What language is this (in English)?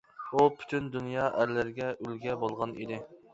Uyghur